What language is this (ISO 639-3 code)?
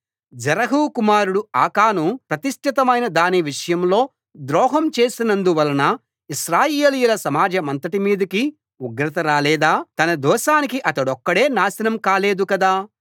tel